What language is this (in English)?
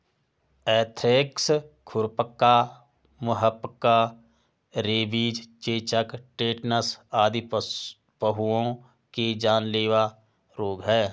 Hindi